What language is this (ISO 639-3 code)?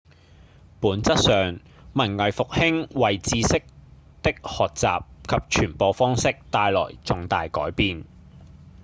yue